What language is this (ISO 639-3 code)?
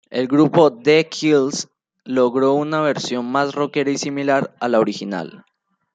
spa